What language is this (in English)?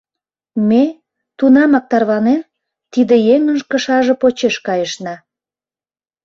Mari